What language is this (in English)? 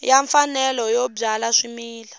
Tsonga